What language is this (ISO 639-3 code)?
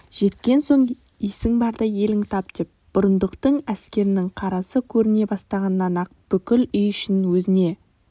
kaz